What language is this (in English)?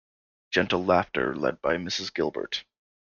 English